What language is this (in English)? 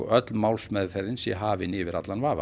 Icelandic